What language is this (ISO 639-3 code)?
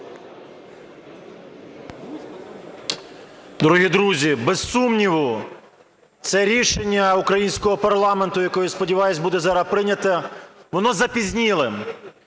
ukr